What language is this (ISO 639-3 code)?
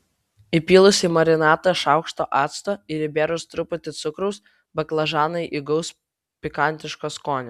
lit